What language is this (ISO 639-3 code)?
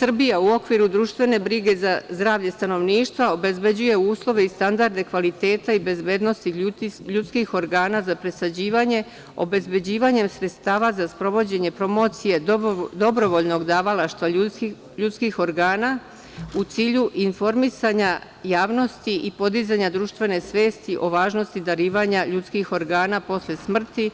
srp